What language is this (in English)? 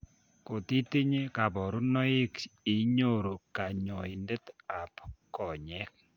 Kalenjin